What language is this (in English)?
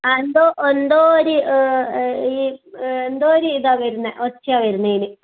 Malayalam